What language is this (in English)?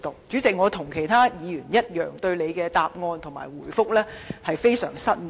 Cantonese